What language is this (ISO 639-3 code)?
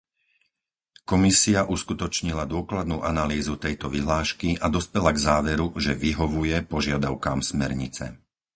slk